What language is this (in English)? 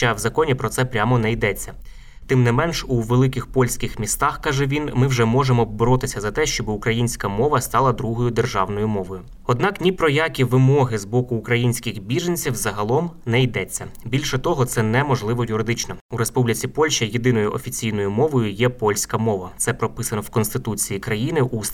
Ukrainian